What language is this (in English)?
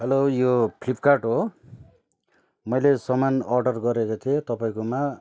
Nepali